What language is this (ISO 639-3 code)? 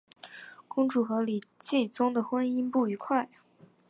zho